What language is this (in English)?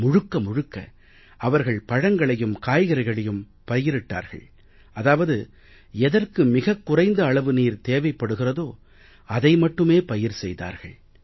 Tamil